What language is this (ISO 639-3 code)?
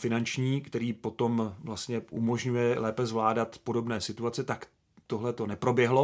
ces